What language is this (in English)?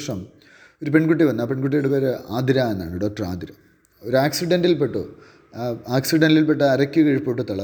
Malayalam